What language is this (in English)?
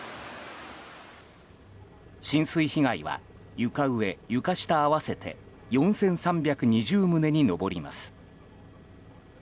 Japanese